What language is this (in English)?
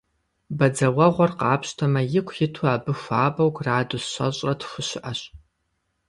Kabardian